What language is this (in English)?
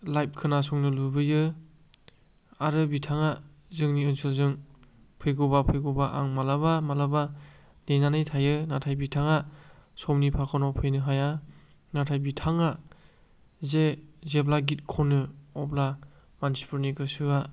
Bodo